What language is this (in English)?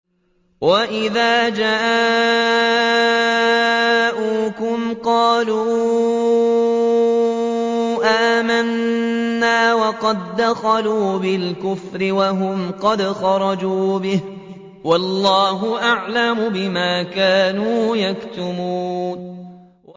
Arabic